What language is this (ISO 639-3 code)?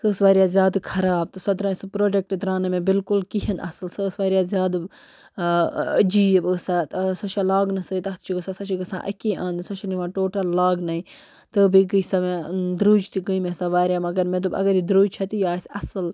kas